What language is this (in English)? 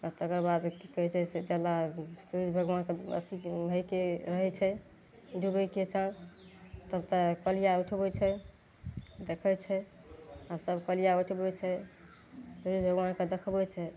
Maithili